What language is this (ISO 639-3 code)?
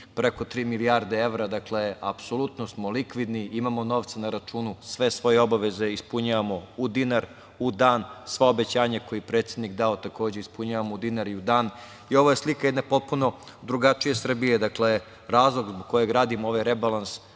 srp